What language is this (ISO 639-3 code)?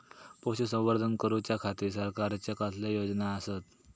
mar